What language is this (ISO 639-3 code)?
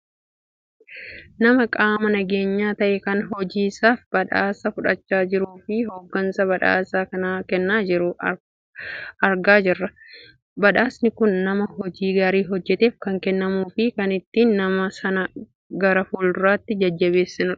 orm